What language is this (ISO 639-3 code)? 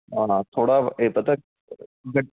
pan